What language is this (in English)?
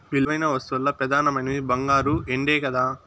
Telugu